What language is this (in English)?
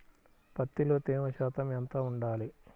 Telugu